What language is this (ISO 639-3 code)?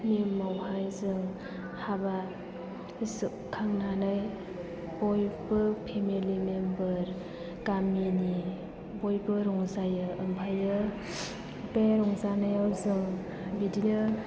brx